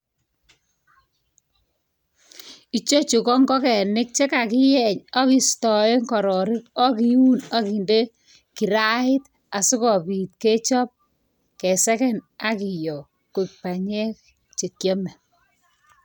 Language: Kalenjin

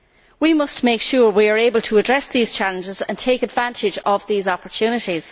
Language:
English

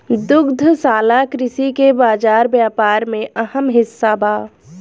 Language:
Bhojpuri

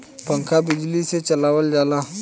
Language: Bhojpuri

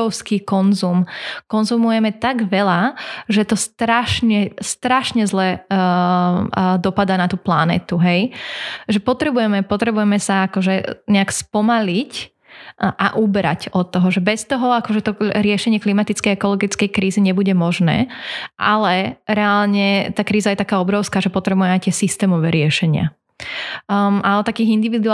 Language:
Slovak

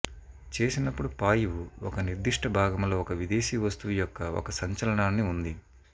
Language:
Telugu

